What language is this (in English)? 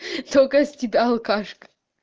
Russian